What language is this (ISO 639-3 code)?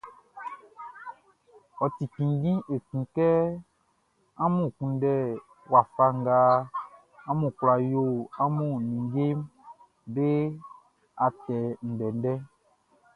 bci